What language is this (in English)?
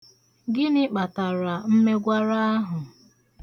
Igbo